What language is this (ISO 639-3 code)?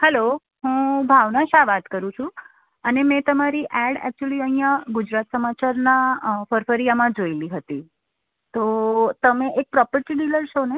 guj